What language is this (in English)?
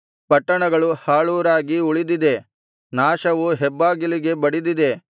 Kannada